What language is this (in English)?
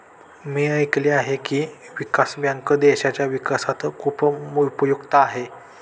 Marathi